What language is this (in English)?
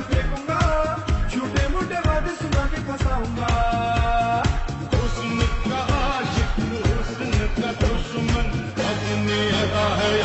Arabic